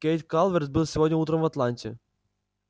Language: Russian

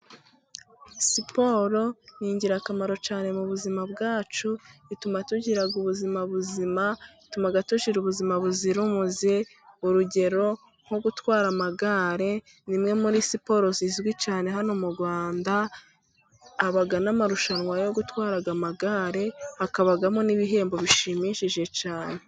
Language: Kinyarwanda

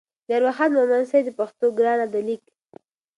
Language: Pashto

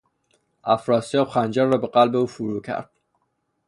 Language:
Persian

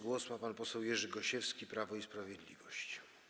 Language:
Polish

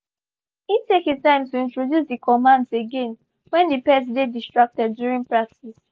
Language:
Nigerian Pidgin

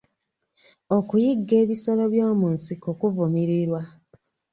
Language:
Ganda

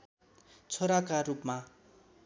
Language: Nepali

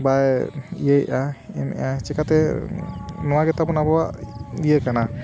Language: Santali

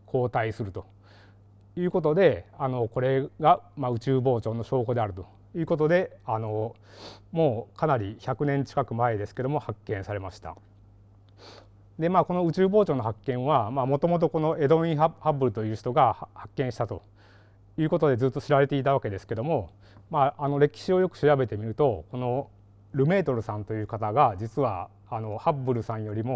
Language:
Japanese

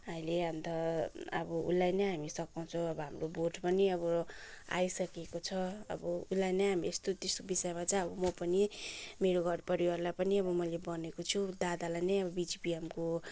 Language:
Nepali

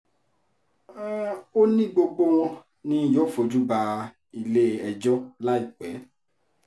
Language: Yoruba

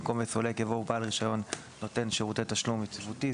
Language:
Hebrew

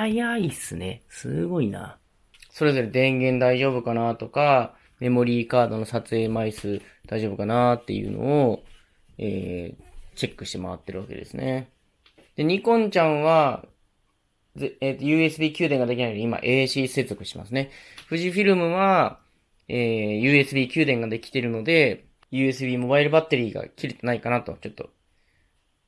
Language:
Japanese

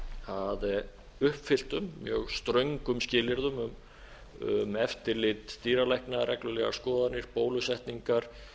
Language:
Icelandic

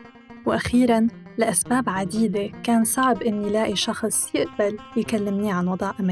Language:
Arabic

